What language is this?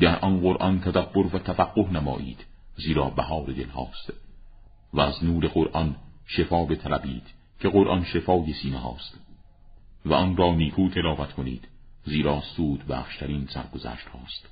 Persian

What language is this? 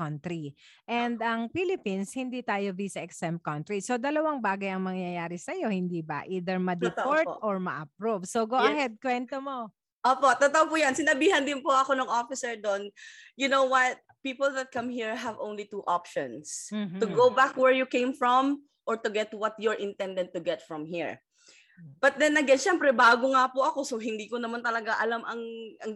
Filipino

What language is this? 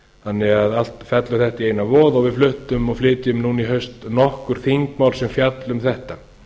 Icelandic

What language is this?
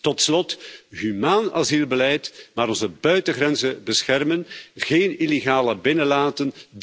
Dutch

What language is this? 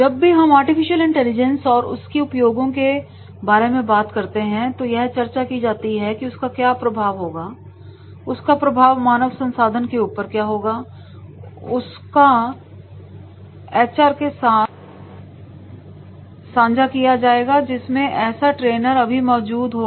Hindi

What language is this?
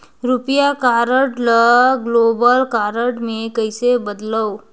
Chhattisgarhi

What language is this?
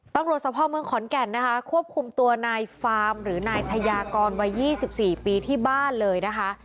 Thai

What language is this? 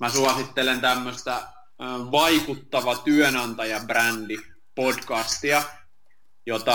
Finnish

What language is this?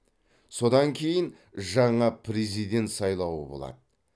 Kazakh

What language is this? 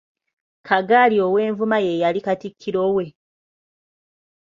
Ganda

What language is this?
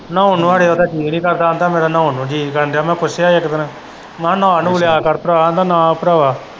Punjabi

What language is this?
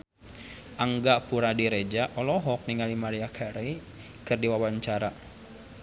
Sundanese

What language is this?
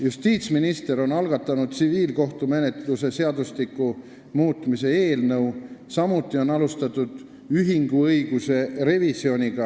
Estonian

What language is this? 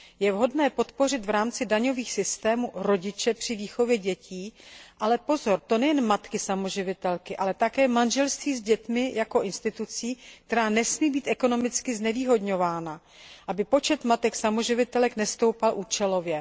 Czech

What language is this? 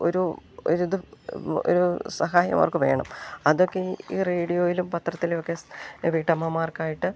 Malayalam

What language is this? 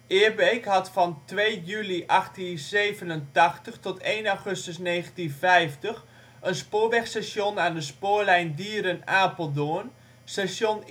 Dutch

